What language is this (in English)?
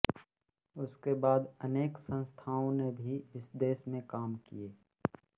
Hindi